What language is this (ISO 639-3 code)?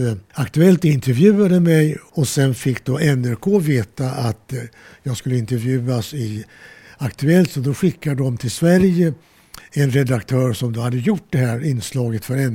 swe